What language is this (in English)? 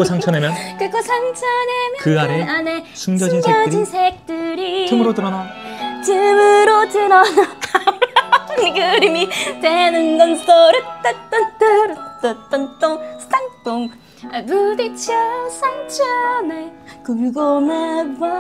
Korean